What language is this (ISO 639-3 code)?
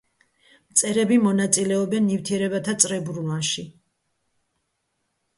kat